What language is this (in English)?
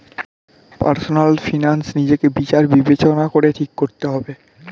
Bangla